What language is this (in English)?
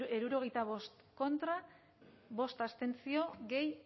Basque